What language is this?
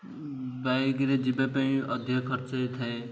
Odia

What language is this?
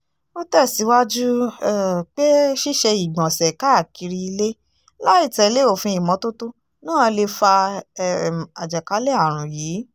Yoruba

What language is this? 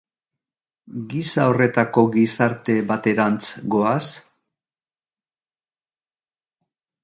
Basque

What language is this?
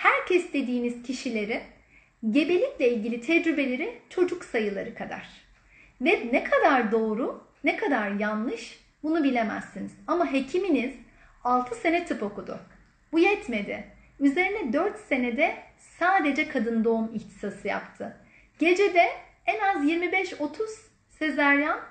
Turkish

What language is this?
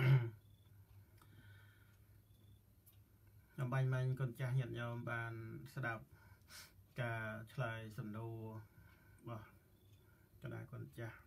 Thai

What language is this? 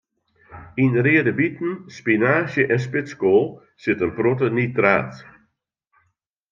Western Frisian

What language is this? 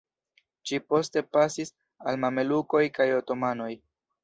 Esperanto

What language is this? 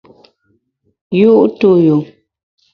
Bamun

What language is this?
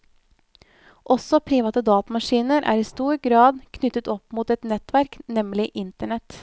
Norwegian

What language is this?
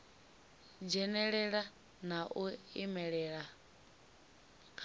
Venda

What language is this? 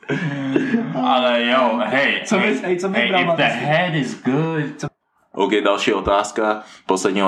Czech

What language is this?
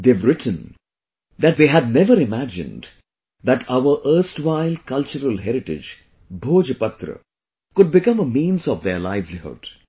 English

